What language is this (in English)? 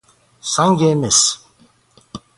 Persian